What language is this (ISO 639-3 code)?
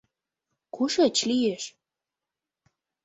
chm